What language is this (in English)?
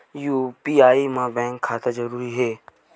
Chhattisgarhi